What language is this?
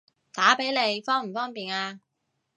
Cantonese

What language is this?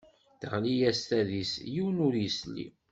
Kabyle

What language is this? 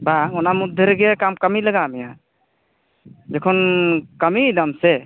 Santali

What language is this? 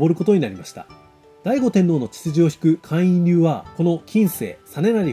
Japanese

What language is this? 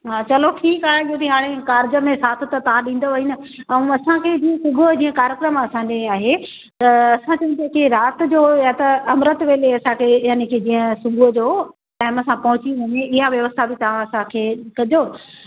Sindhi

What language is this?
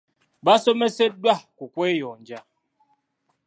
Ganda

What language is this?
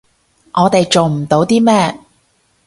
Cantonese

